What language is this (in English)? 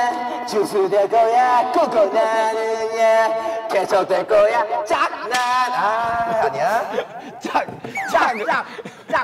Korean